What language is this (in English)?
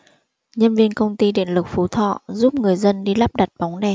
Vietnamese